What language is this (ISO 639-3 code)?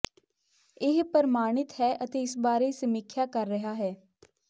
pan